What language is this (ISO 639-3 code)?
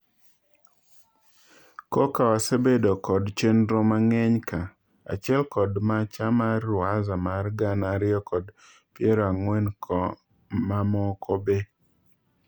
luo